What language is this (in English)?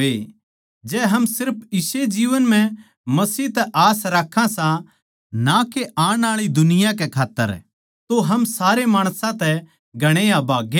Haryanvi